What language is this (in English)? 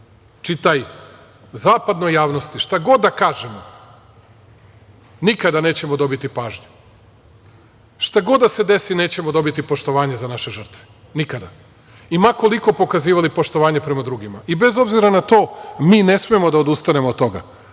Serbian